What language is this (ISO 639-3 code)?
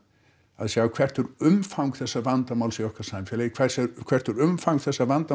isl